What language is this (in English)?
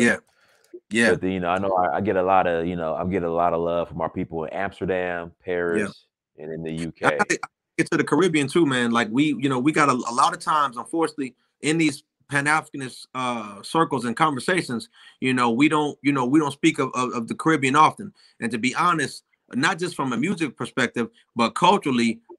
English